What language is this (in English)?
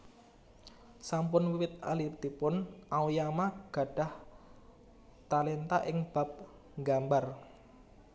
Javanese